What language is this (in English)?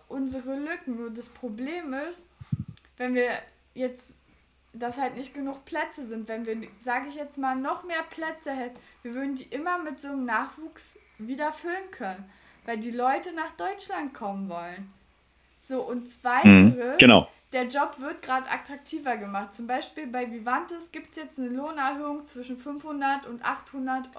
German